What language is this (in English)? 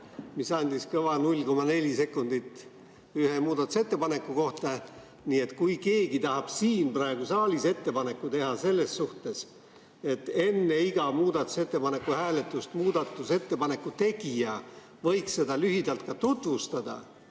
Estonian